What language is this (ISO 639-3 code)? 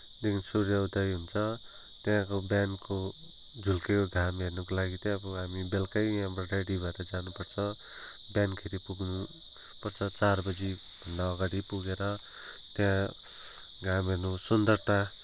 nep